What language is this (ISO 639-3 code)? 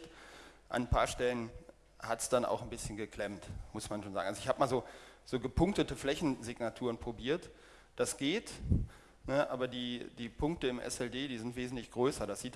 deu